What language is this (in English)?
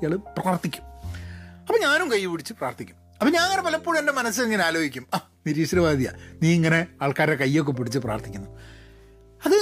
Malayalam